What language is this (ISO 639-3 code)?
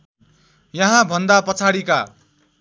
nep